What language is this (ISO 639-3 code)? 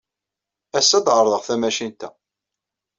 kab